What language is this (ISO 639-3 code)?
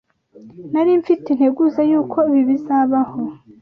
kin